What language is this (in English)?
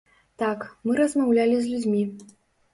Belarusian